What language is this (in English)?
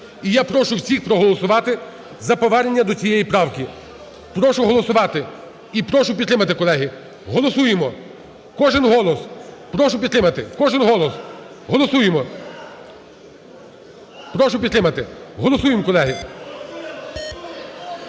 Ukrainian